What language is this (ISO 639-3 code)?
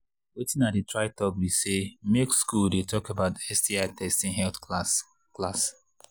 pcm